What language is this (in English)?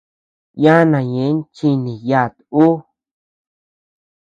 Tepeuxila Cuicatec